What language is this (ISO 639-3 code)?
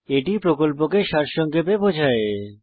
ben